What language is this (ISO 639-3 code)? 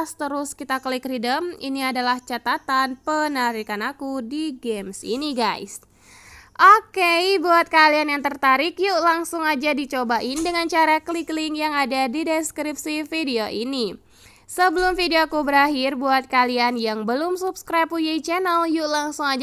ind